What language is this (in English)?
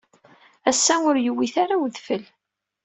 Kabyle